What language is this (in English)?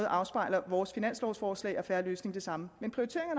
Danish